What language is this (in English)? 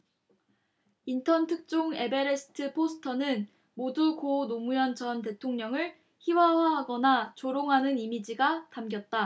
Korean